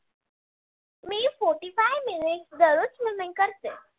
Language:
Marathi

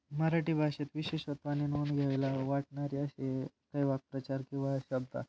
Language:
Marathi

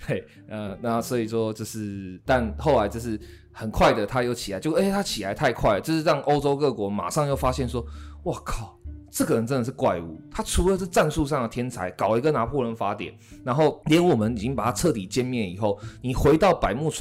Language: Chinese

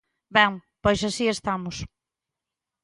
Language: Galician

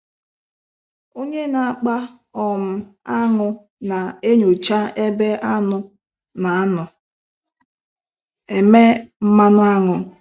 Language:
Igbo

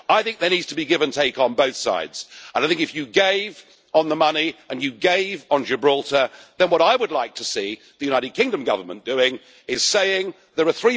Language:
English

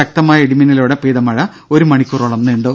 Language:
Malayalam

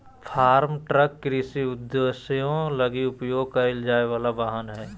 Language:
Magahi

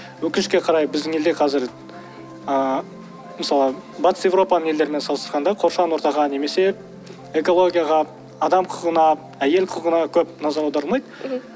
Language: Kazakh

